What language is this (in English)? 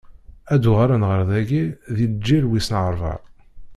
Kabyle